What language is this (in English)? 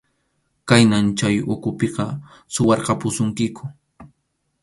Arequipa-La Unión Quechua